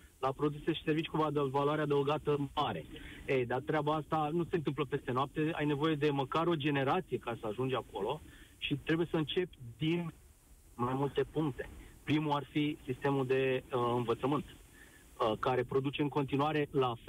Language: Romanian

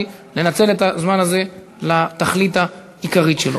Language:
Hebrew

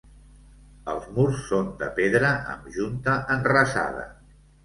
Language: Catalan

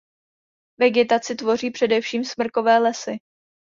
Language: Czech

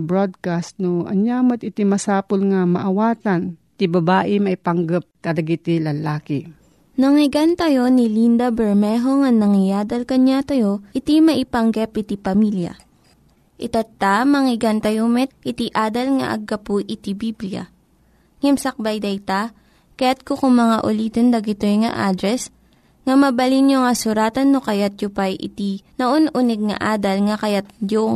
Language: Filipino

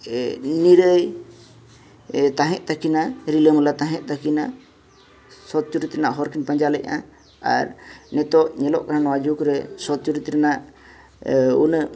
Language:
Santali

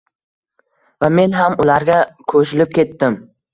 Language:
Uzbek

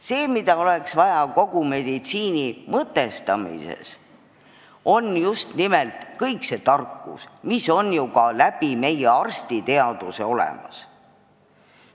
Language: Estonian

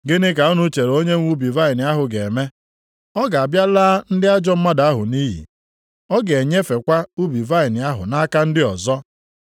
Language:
Igbo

